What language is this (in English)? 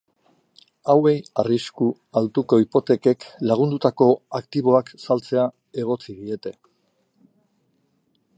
Basque